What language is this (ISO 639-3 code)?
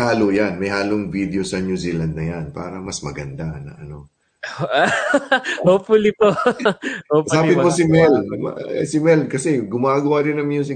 fil